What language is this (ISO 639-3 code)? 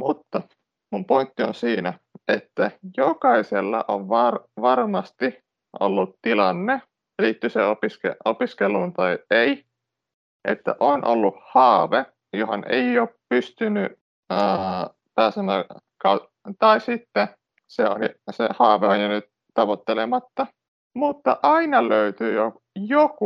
fin